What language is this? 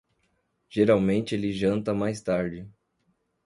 Portuguese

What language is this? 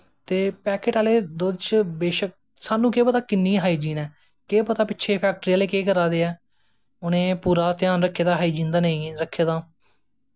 Dogri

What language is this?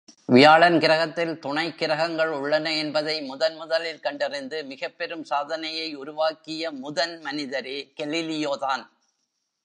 Tamil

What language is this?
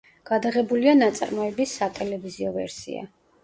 Georgian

